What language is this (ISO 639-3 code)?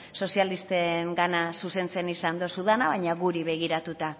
eus